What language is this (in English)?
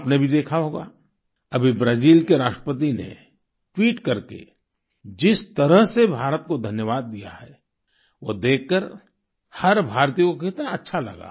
Hindi